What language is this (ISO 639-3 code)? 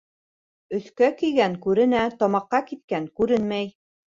bak